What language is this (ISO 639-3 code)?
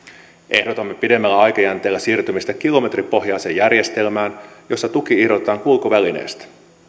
fin